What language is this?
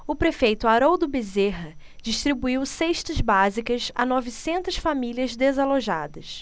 Portuguese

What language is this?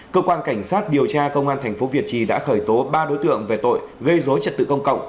Vietnamese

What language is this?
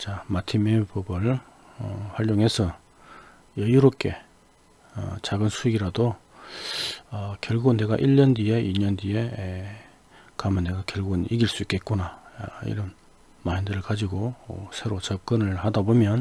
Korean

